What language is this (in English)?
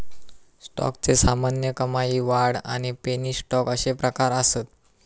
Marathi